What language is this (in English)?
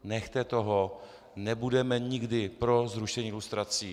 Czech